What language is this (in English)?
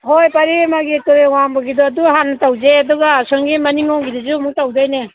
Manipuri